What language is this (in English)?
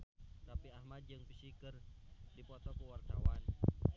Sundanese